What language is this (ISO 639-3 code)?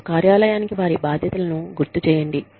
tel